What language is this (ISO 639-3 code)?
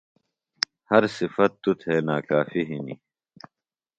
phl